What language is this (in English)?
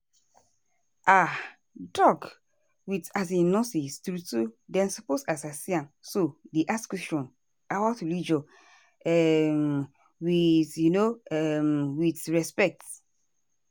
Nigerian Pidgin